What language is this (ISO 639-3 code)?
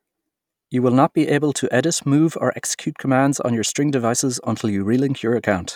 eng